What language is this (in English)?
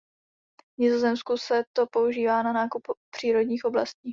Czech